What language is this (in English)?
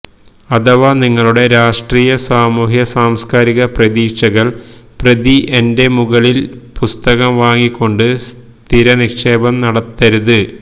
Malayalam